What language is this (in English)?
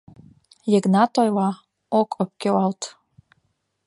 Mari